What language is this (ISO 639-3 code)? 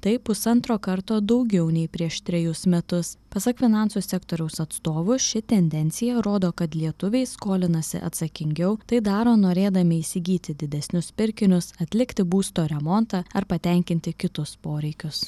lit